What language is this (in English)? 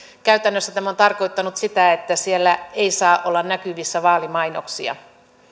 Finnish